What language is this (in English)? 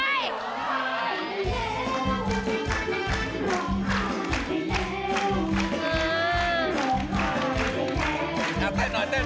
Thai